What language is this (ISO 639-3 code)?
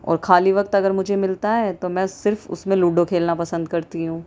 urd